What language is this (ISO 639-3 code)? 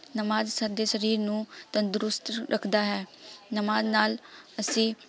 pan